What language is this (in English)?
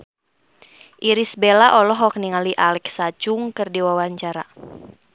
Sundanese